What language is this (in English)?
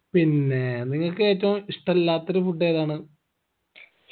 Malayalam